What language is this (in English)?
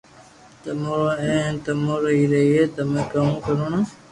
Loarki